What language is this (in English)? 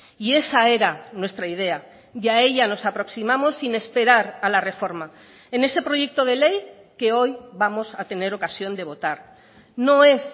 Spanish